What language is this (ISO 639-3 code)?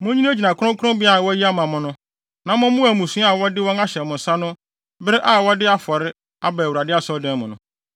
aka